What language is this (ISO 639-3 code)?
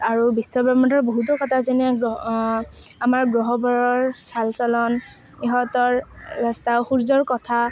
asm